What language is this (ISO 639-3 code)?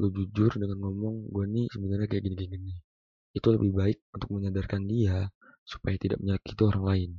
ind